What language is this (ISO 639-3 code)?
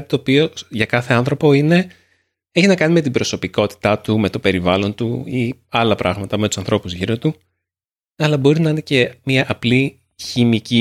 ell